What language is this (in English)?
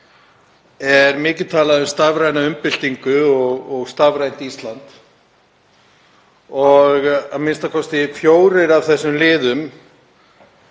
Icelandic